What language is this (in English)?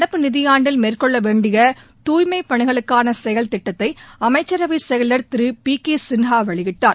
Tamil